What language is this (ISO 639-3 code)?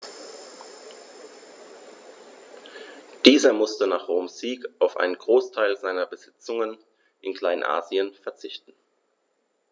deu